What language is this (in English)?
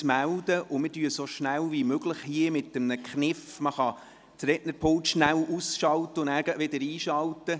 Swiss German